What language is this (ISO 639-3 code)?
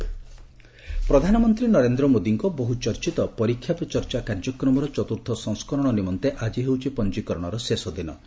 ori